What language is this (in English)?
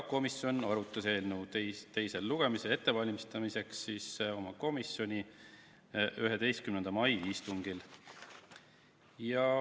Estonian